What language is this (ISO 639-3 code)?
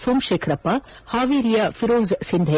kan